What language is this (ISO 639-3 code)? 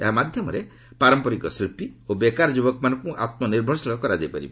ori